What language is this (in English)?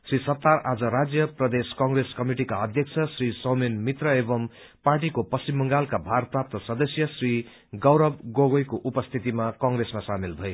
Nepali